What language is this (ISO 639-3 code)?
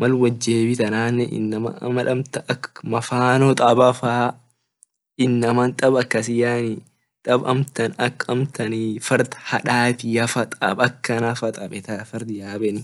orc